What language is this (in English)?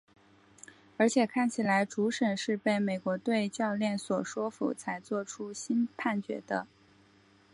Chinese